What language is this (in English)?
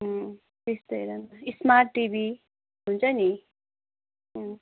Nepali